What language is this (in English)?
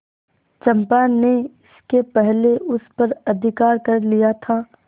Hindi